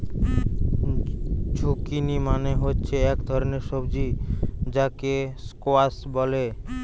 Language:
Bangla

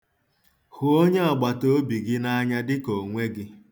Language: Igbo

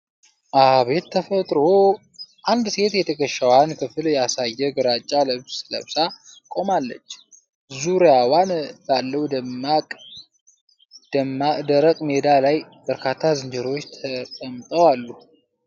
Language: Amharic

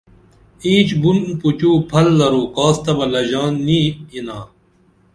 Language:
Dameli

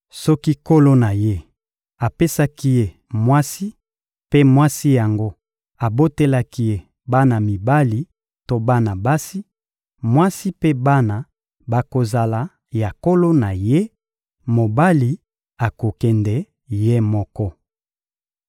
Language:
Lingala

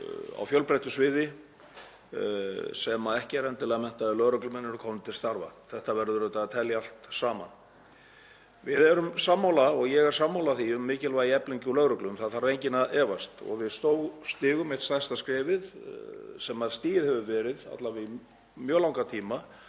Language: Icelandic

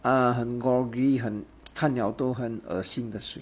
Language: English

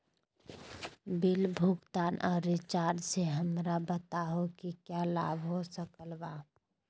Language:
Magahi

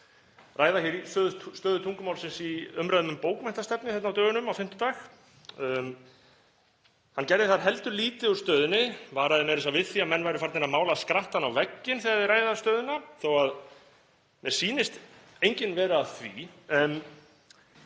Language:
Icelandic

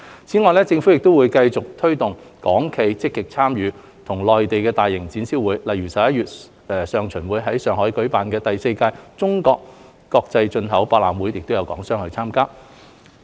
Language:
Cantonese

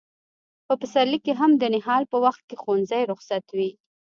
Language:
Pashto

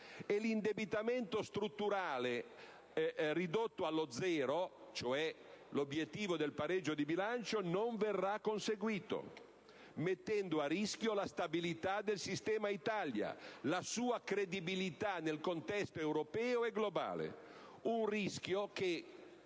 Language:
Italian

